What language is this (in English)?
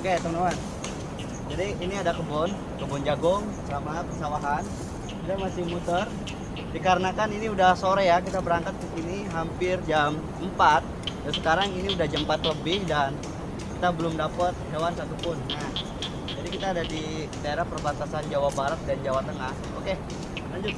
Indonesian